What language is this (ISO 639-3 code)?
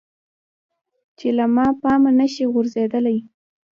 pus